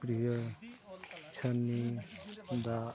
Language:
Santali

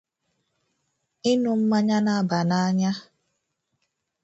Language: Igbo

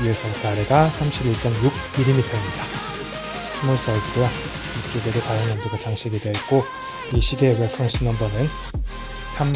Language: Korean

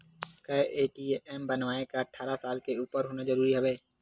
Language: Chhattisgarhi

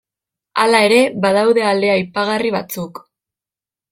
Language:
Basque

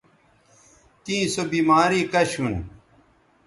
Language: Bateri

